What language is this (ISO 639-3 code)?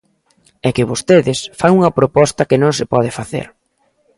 glg